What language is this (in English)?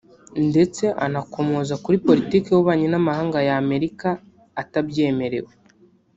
Kinyarwanda